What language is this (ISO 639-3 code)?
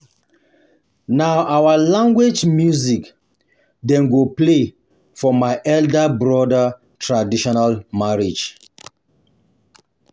pcm